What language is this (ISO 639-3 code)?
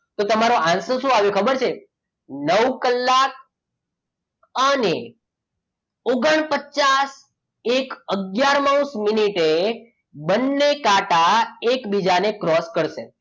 guj